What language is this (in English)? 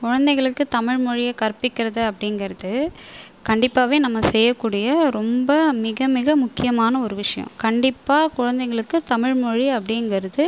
Tamil